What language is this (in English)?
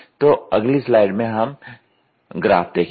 Hindi